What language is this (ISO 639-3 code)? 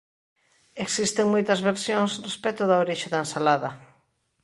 glg